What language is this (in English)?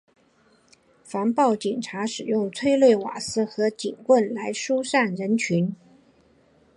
Chinese